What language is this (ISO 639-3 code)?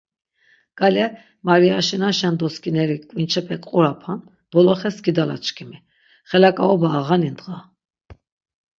lzz